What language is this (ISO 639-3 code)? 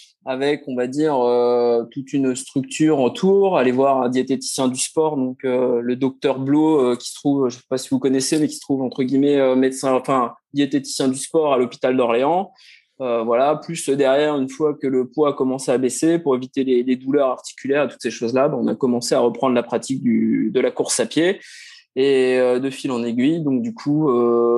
fra